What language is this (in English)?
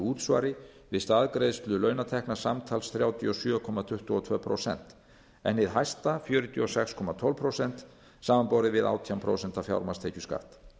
Icelandic